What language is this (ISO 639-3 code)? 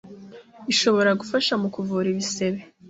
kin